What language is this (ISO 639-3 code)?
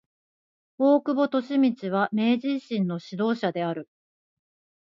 jpn